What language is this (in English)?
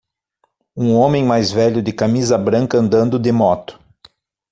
Portuguese